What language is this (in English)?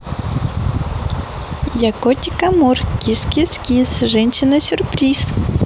Russian